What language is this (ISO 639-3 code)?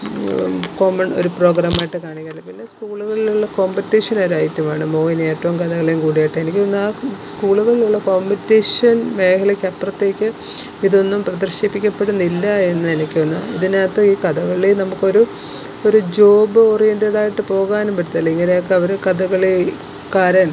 mal